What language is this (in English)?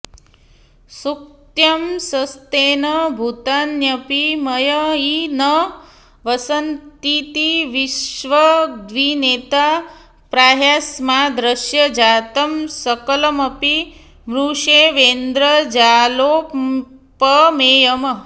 Sanskrit